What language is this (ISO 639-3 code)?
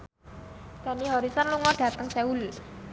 jav